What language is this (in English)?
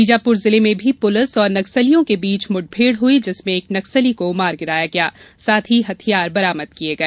Hindi